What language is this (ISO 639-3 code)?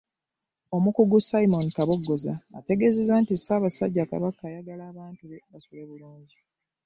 lug